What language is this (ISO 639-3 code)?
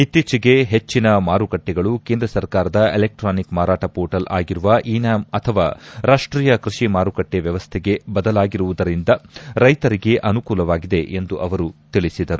kan